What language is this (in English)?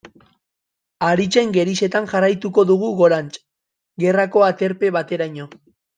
Basque